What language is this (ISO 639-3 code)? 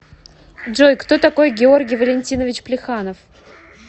rus